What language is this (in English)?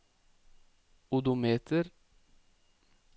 Norwegian